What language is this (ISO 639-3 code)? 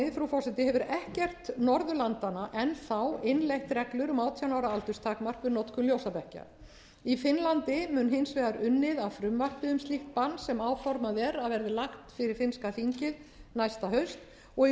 isl